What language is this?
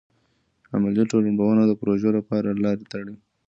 Pashto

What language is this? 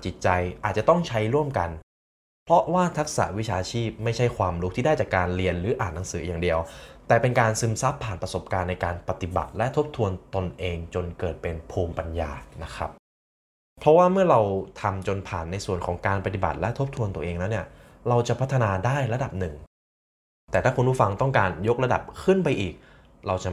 Thai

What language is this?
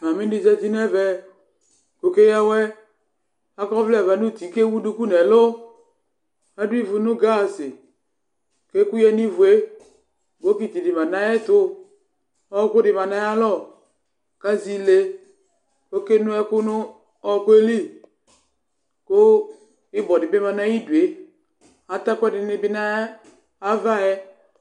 Ikposo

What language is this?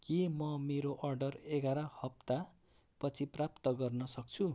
Nepali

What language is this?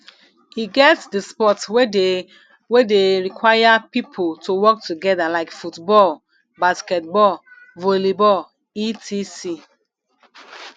Nigerian Pidgin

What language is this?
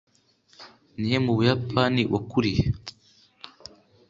Kinyarwanda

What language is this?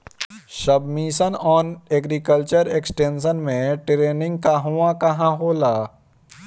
Bhojpuri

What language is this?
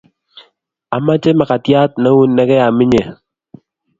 Kalenjin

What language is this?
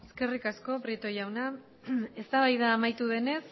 Basque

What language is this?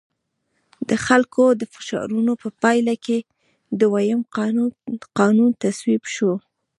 Pashto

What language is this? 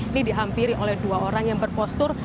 Indonesian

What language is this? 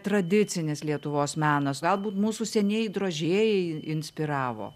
Lithuanian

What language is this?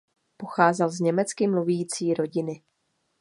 Czech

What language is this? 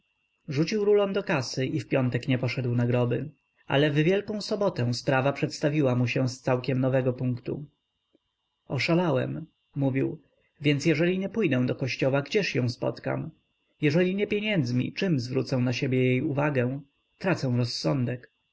Polish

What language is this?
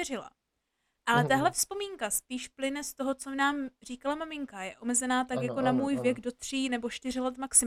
Czech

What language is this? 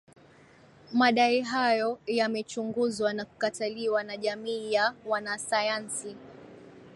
Swahili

